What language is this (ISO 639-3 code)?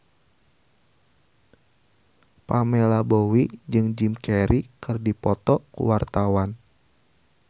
sun